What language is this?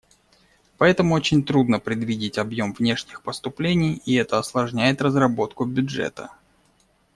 Russian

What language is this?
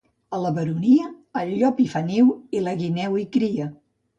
Catalan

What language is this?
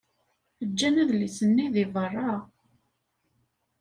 Kabyle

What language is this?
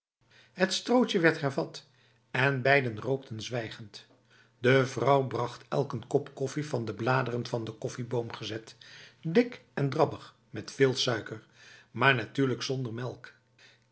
Dutch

